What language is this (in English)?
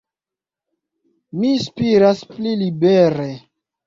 Esperanto